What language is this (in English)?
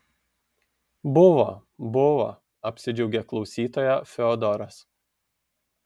Lithuanian